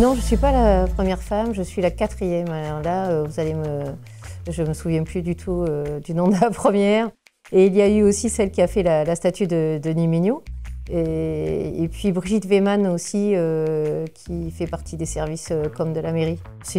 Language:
French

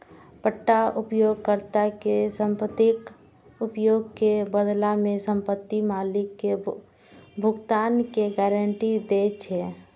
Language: Maithili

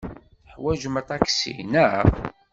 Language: Kabyle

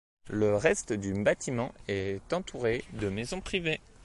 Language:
French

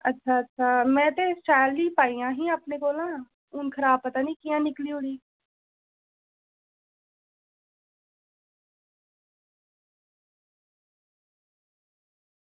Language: Dogri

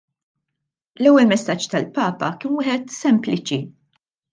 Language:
Maltese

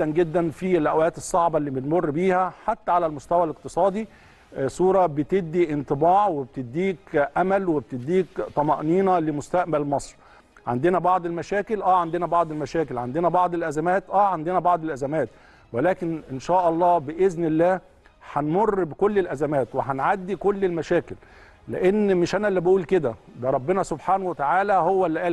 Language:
Arabic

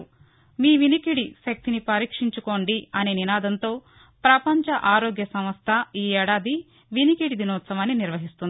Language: Telugu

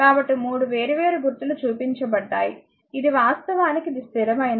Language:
Telugu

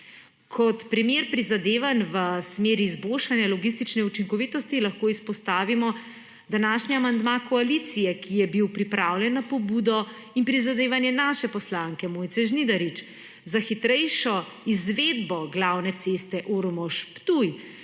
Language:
Slovenian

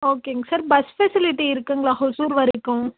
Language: Tamil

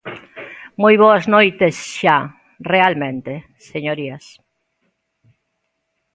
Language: Galician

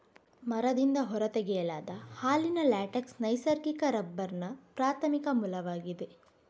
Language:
Kannada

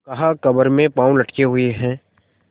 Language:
Hindi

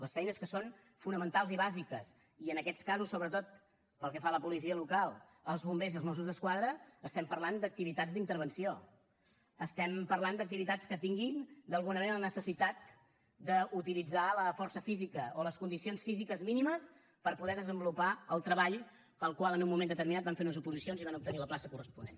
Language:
Catalan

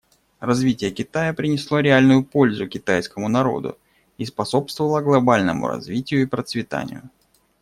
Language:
Russian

